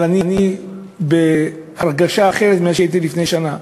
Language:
Hebrew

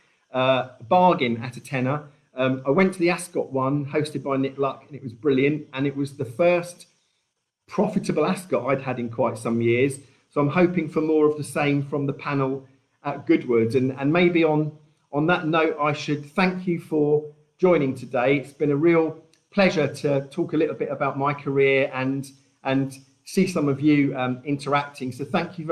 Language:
English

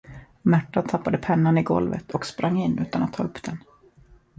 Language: Swedish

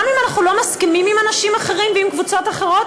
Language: Hebrew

